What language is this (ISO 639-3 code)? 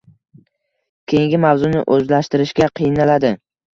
uzb